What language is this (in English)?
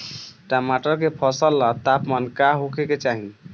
Bhojpuri